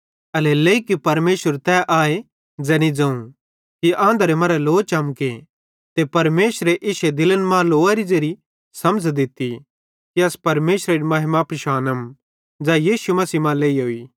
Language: Bhadrawahi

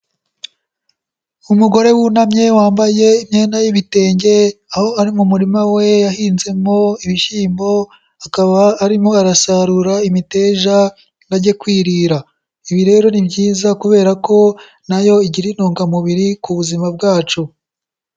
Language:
Kinyarwanda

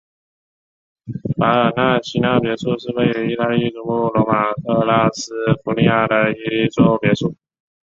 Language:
Chinese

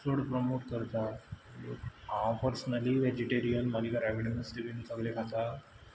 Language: Konkani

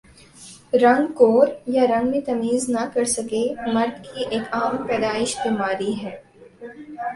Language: Urdu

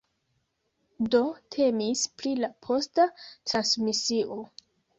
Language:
Esperanto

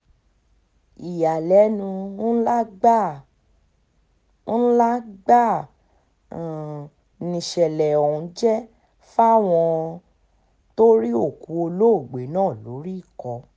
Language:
Yoruba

